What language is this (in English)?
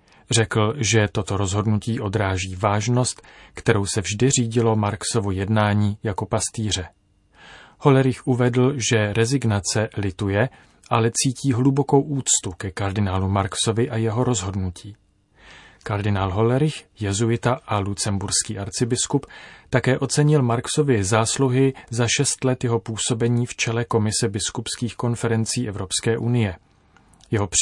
Czech